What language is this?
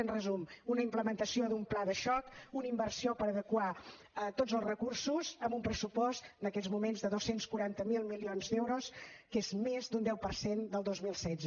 Catalan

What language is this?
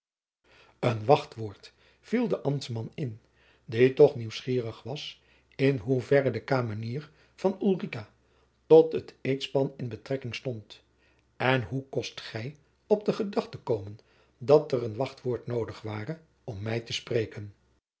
Dutch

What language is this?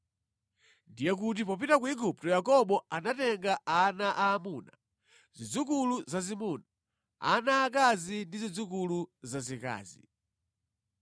Nyanja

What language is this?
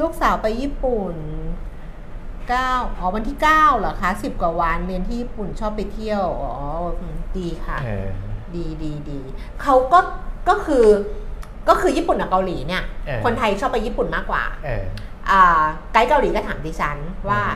Thai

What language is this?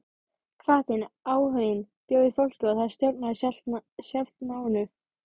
Icelandic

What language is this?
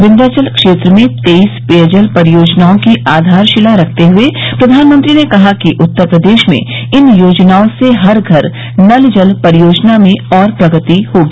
Hindi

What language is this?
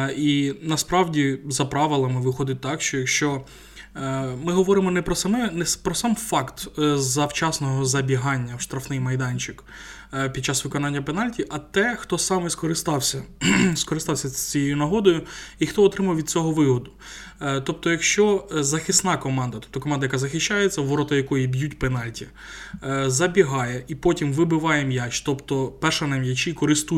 Ukrainian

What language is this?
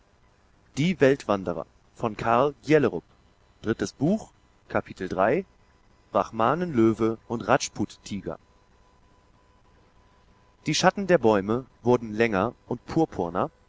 German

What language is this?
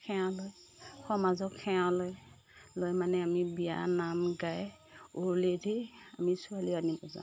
Assamese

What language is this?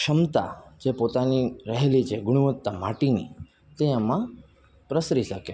Gujarati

